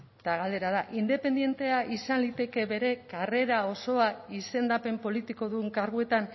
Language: Basque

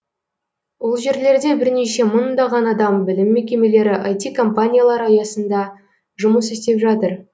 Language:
Kazakh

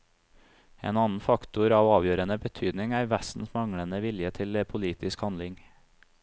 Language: Norwegian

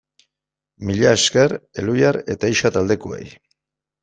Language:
Basque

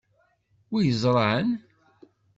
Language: Kabyle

